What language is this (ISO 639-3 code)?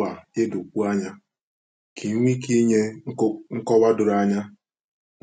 ibo